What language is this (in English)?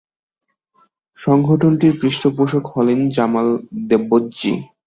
Bangla